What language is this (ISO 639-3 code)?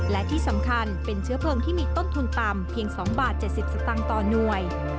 tha